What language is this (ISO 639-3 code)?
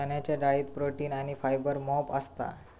mar